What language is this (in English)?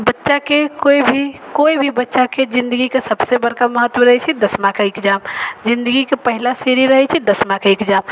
Maithili